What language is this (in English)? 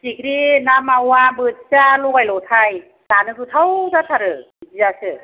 Bodo